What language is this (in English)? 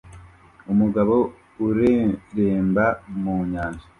Kinyarwanda